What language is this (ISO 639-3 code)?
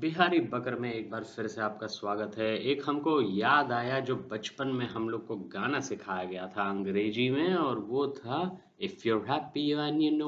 hin